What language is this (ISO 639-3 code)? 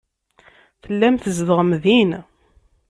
kab